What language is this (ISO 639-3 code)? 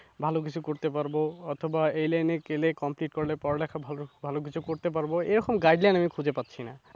ben